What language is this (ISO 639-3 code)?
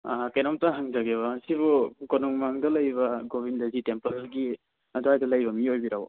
mni